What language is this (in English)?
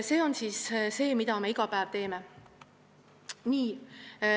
Estonian